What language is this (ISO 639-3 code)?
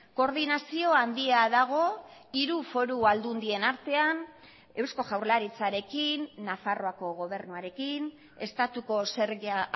eus